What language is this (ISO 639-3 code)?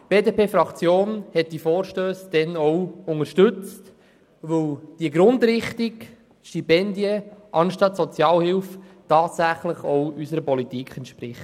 gsw